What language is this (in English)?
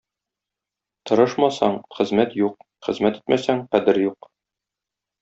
Tatar